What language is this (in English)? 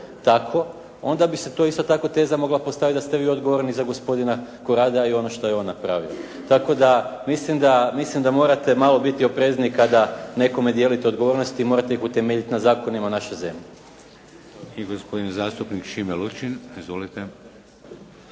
Croatian